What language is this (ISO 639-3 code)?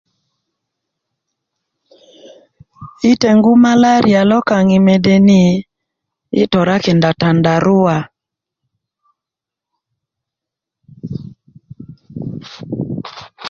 ukv